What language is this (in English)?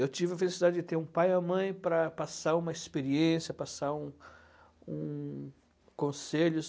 Portuguese